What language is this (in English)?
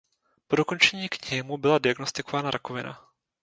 Czech